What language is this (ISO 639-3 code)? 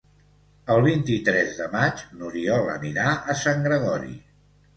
cat